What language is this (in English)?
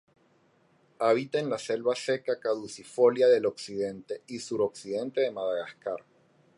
Spanish